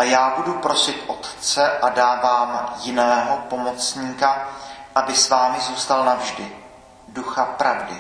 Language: Czech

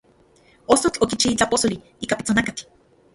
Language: Central Puebla Nahuatl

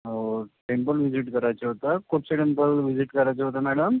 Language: Marathi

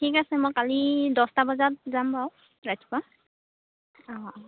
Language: Assamese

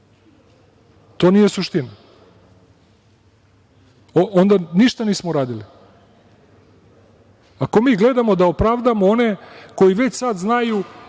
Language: Serbian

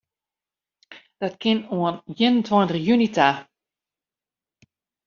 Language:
Western Frisian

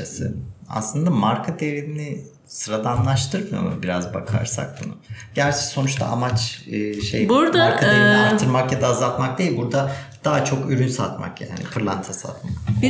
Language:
Turkish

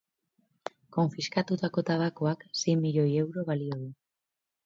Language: Basque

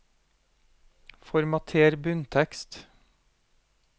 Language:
Norwegian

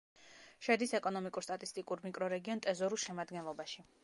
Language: Georgian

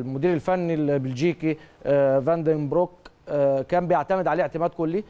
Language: Arabic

